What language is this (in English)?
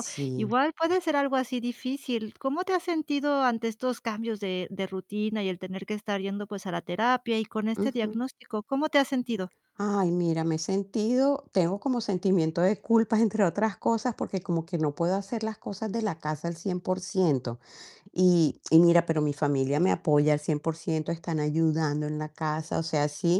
Spanish